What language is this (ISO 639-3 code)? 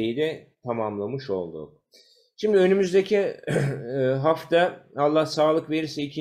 tur